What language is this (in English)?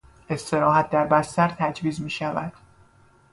Persian